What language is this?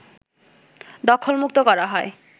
Bangla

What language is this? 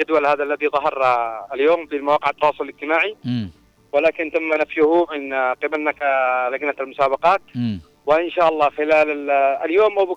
Arabic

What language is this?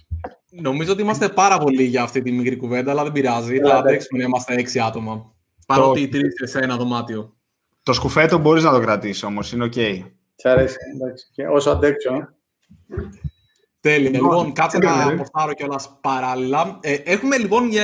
Greek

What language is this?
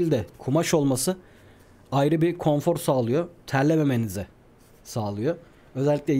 Turkish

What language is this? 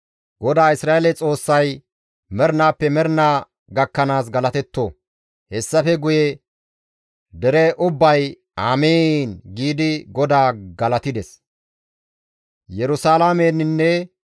Gamo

